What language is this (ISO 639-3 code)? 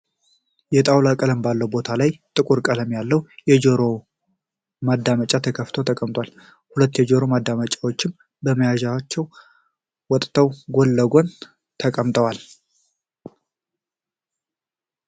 amh